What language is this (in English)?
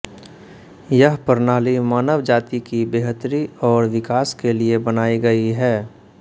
Hindi